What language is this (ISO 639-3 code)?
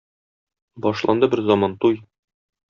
tat